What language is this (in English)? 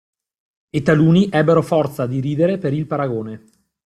Italian